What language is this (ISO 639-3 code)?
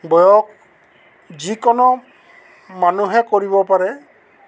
asm